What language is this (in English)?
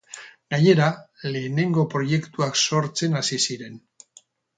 Basque